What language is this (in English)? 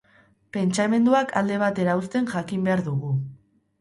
Basque